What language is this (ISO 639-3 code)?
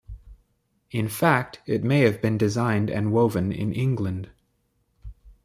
eng